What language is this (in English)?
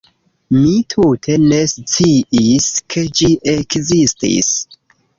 Esperanto